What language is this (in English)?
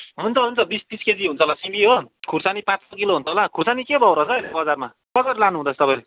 Nepali